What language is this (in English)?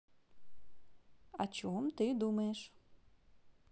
Russian